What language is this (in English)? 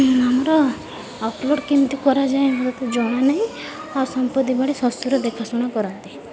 Odia